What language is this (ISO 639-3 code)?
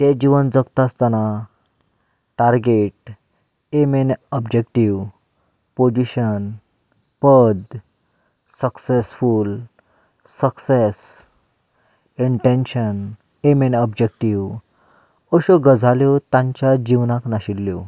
kok